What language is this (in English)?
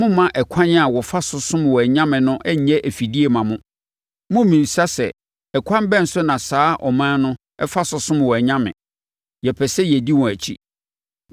Akan